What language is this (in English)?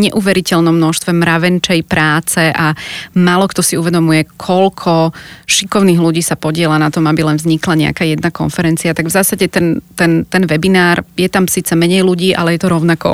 Slovak